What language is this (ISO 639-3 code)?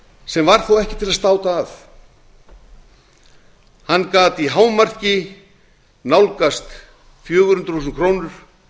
isl